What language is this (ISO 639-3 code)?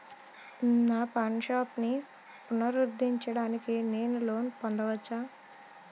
tel